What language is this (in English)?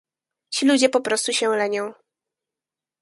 Polish